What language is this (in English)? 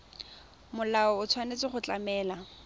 Tswana